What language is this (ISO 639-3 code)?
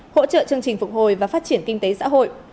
vie